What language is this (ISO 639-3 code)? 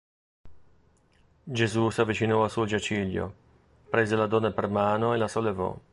ita